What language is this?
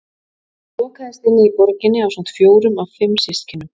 Icelandic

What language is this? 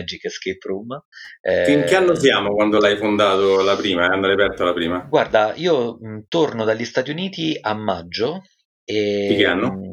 Italian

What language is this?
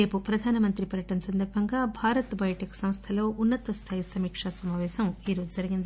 Telugu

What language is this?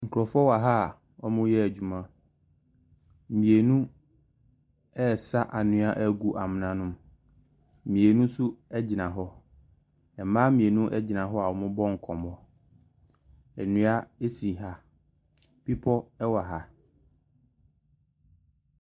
Akan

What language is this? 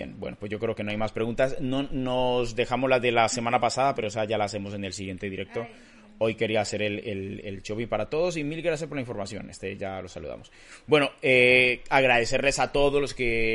Spanish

